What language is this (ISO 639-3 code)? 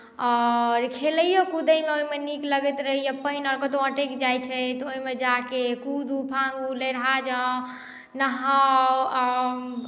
mai